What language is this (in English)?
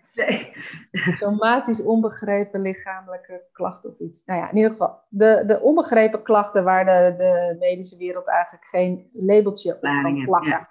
Dutch